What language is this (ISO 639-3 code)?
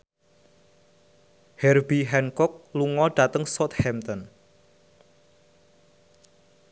jav